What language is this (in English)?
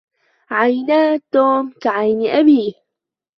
Arabic